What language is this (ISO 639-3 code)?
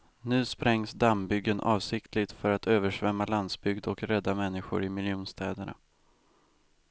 swe